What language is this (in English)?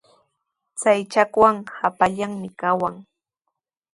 Sihuas Ancash Quechua